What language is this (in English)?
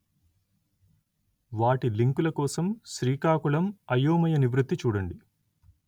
Telugu